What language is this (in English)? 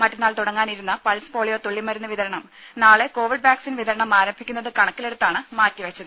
Malayalam